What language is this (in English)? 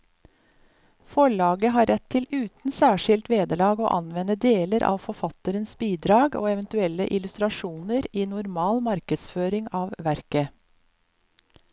Norwegian